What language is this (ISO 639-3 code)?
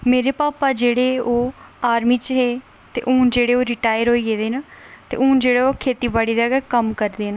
doi